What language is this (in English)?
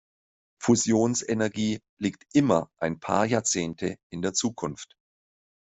German